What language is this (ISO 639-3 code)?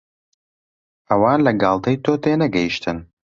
ckb